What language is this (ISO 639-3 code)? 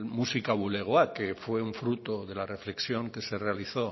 spa